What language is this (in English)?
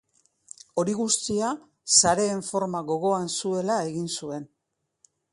Basque